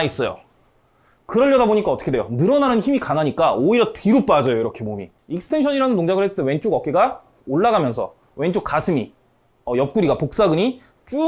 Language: Korean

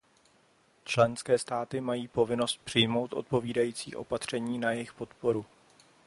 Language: Czech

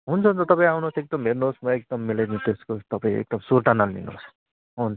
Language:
Nepali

